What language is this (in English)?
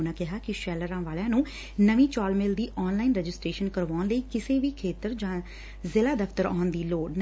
Punjabi